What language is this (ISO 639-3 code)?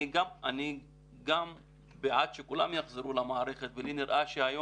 heb